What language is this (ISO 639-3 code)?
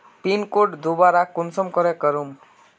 mag